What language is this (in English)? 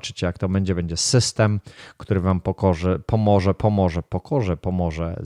Polish